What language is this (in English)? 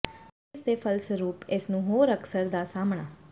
Punjabi